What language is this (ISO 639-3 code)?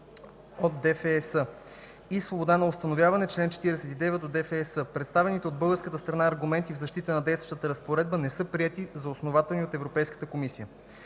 bul